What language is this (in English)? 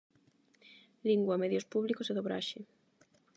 Galician